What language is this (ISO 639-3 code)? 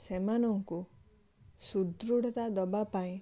ori